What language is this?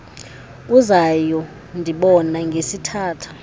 Xhosa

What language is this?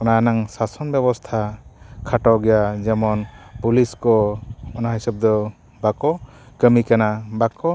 Santali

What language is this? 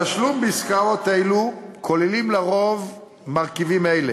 Hebrew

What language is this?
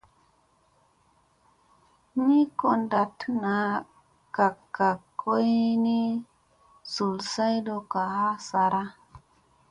Musey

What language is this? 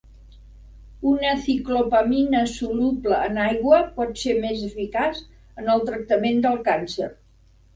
Catalan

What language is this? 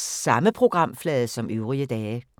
Danish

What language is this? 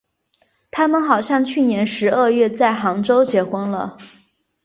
Chinese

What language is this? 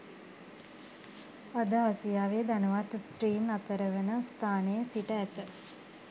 Sinhala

